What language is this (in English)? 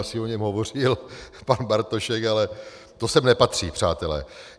Czech